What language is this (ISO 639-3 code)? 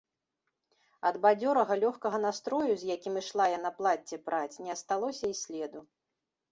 bel